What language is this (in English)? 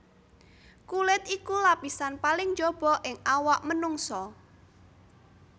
Javanese